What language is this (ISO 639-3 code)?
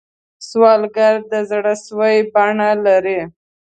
pus